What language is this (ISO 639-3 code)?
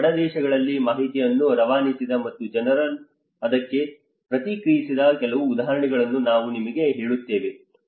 kan